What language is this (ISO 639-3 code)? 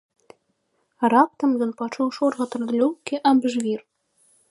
bel